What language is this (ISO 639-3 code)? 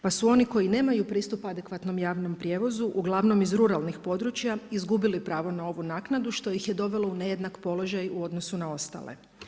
hrv